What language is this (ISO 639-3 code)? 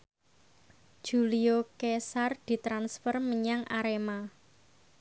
jav